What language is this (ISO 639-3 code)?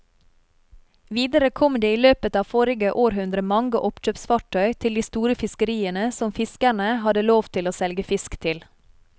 nor